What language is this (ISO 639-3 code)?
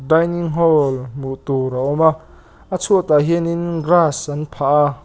lus